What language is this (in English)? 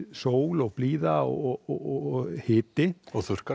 Icelandic